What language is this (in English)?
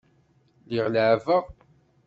Kabyle